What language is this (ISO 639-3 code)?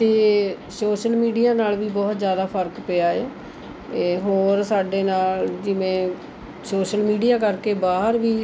pan